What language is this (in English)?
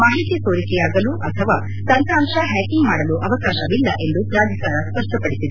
Kannada